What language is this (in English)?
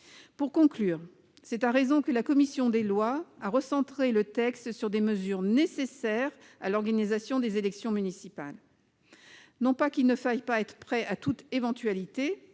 French